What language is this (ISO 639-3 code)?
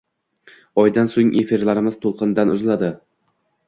uzb